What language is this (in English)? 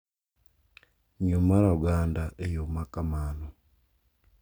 Luo (Kenya and Tanzania)